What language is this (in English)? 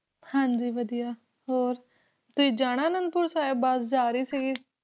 Punjabi